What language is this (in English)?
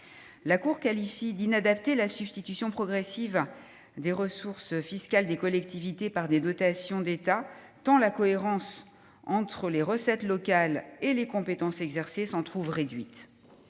French